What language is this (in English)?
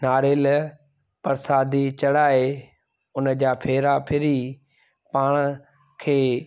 Sindhi